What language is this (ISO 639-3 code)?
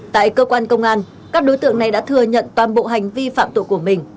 vie